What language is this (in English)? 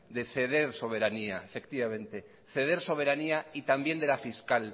Spanish